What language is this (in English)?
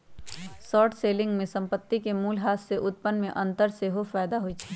Magahi